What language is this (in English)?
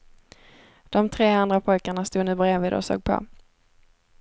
Swedish